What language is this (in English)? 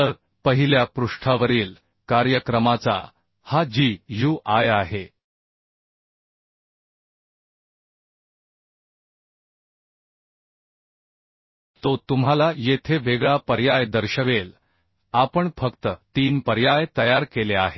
Marathi